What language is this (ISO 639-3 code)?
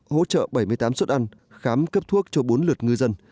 vie